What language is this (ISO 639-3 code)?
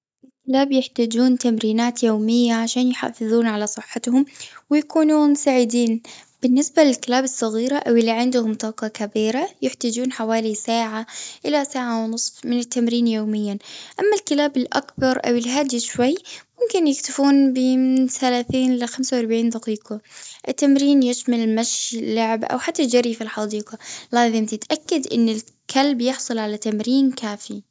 afb